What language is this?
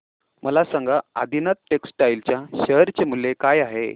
Marathi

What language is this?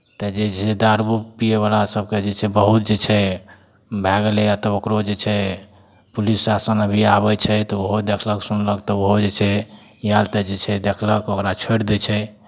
Maithili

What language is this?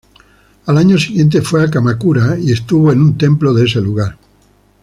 Spanish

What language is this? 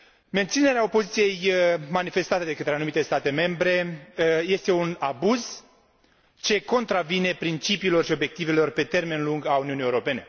Romanian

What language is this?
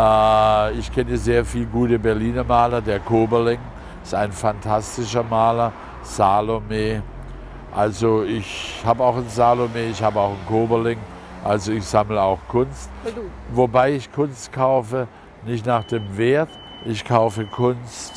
German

